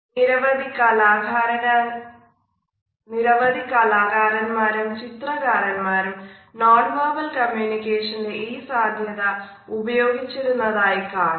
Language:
Malayalam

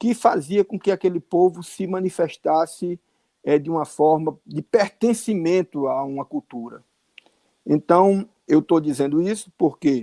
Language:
Portuguese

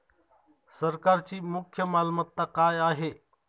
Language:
Marathi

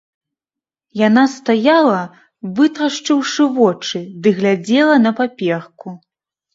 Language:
Belarusian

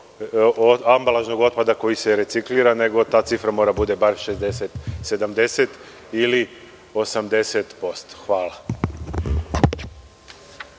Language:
Serbian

